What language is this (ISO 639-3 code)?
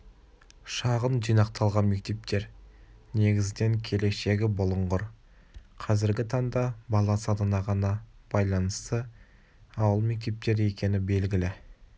kaz